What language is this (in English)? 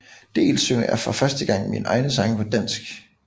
Danish